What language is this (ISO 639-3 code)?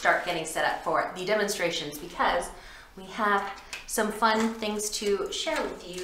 eng